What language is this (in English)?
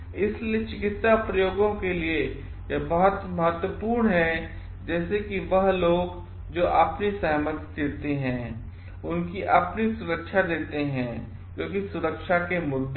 Hindi